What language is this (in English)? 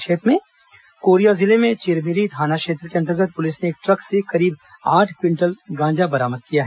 Hindi